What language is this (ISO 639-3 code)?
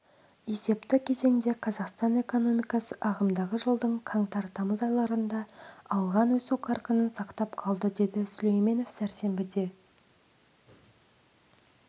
kaz